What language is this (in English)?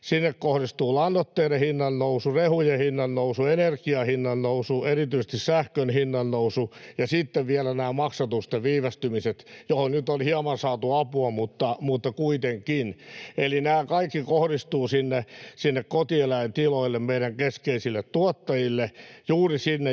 Finnish